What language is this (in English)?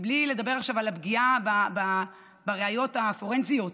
Hebrew